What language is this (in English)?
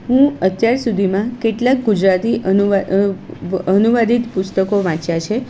Gujarati